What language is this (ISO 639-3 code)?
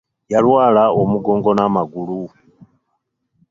lug